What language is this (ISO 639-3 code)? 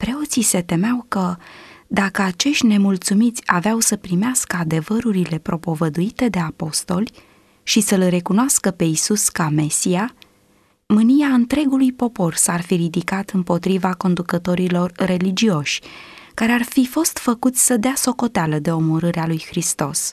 ron